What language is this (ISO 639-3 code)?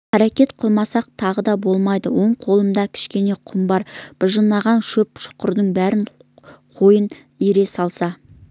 kaz